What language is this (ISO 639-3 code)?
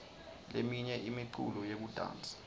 ssw